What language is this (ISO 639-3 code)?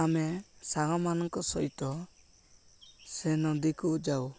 ori